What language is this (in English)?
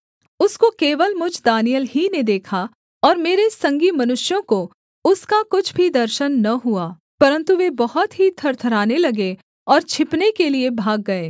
Hindi